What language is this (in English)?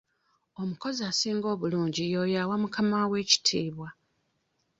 Ganda